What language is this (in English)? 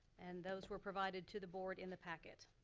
English